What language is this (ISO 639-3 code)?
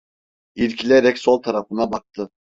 tur